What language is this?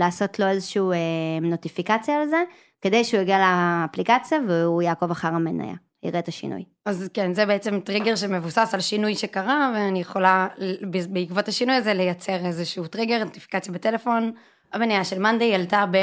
Hebrew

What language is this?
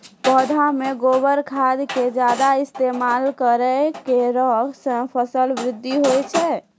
Maithili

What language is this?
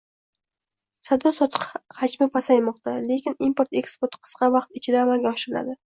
Uzbek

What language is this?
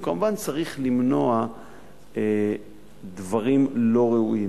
Hebrew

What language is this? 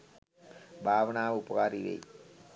Sinhala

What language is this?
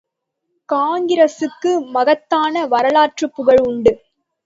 Tamil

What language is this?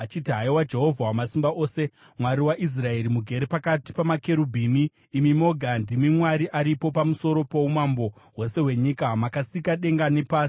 Shona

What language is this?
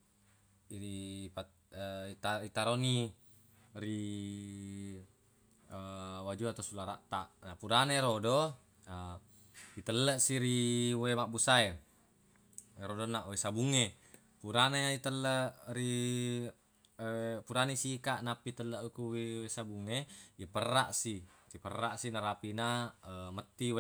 Buginese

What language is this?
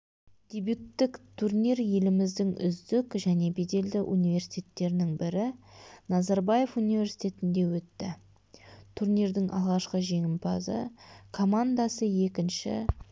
Kazakh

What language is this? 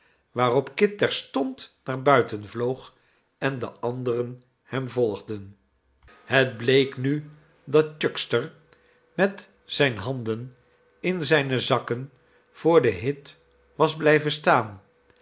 Dutch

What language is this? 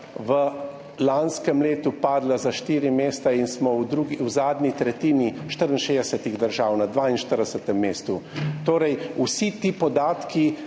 Slovenian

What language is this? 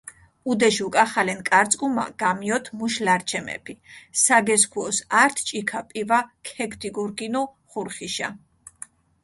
Mingrelian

